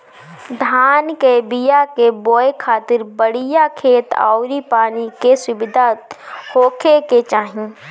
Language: Bhojpuri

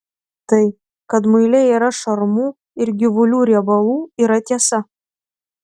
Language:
Lithuanian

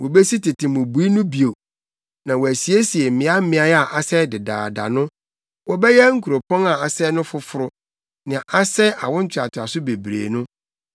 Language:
Akan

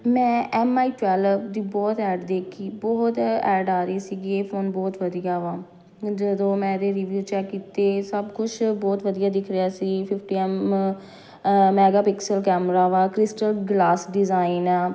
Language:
Punjabi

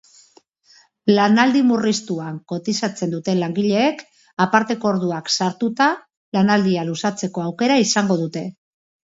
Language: Basque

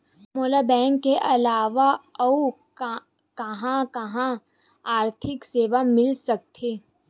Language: Chhattisgarhi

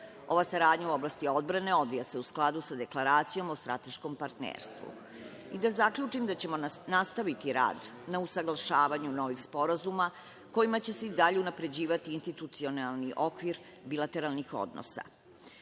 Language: Serbian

